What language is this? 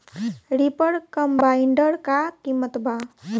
Bhojpuri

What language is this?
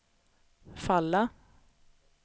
Swedish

